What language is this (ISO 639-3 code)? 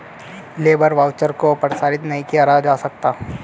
hin